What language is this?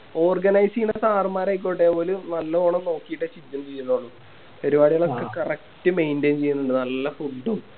Malayalam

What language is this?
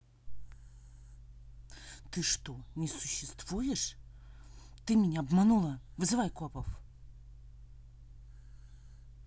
Russian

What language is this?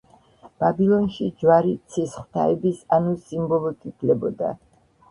Georgian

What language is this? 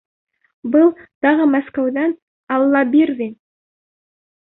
Bashkir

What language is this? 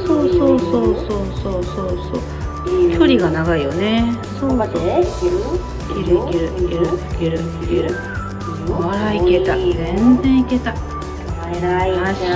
Japanese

